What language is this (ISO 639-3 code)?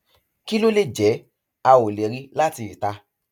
yor